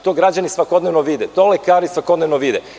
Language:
Serbian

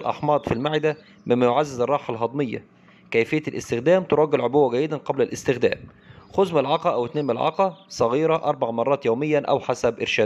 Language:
Arabic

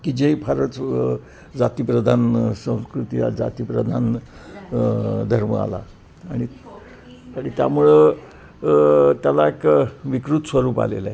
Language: Marathi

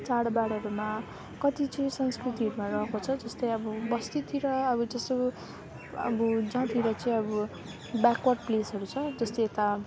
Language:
Nepali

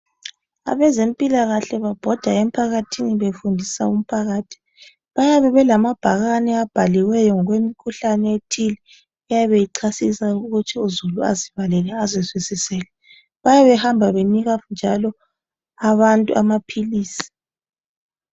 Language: North Ndebele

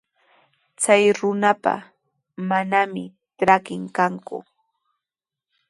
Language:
Sihuas Ancash Quechua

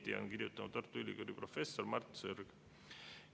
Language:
Estonian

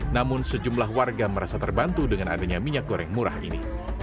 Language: Indonesian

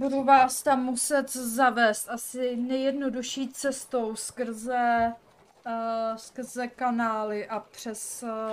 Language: Czech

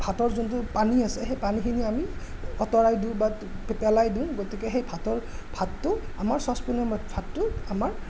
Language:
Assamese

